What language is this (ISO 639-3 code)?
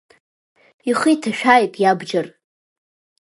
abk